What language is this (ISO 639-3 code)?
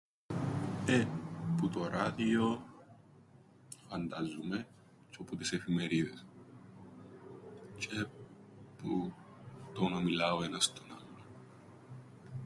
ell